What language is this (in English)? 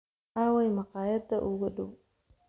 Somali